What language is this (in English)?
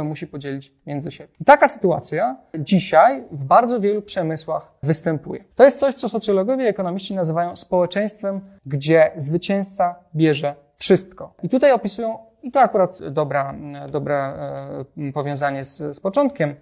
Polish